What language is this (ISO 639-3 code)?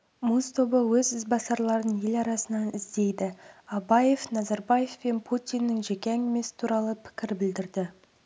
kaz